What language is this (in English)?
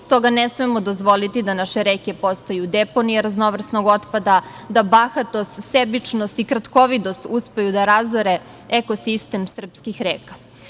Serbian